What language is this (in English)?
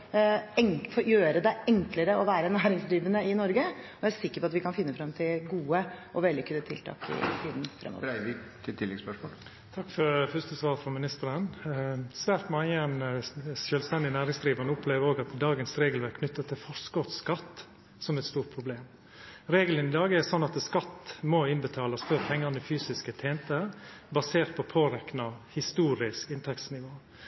Norwegian